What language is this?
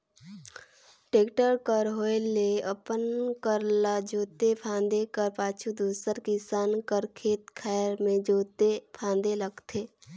Chhattisgarhi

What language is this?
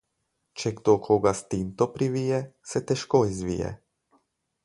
Slovenian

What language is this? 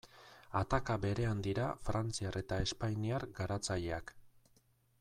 Basque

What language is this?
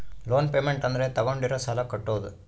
Kannada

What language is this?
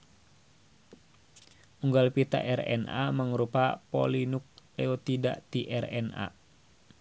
Sundanese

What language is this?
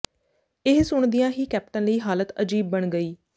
Punjabi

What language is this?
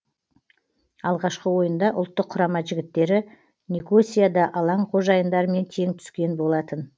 Kazakh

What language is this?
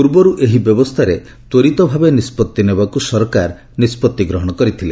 Odia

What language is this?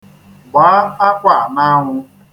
Igbo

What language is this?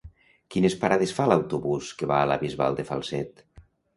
Catalan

